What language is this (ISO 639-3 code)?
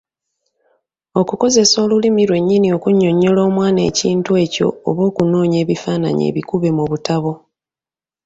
lug